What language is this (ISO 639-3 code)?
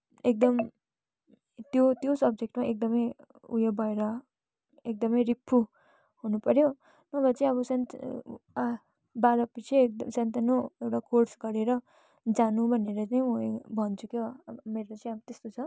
nep